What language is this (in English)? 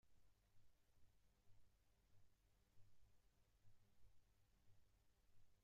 Spanish